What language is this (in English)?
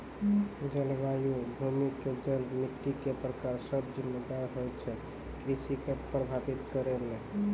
Maithili